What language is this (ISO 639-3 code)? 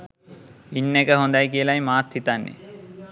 sin